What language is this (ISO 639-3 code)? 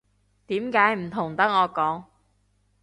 yue